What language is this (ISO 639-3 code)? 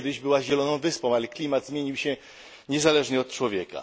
pol